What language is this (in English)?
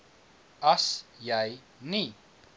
Afrikaans